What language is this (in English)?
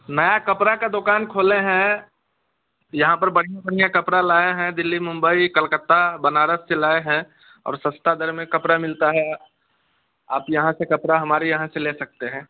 Hindi